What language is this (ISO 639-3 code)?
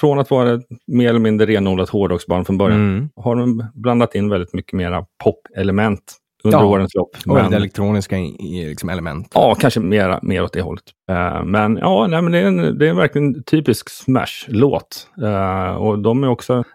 swe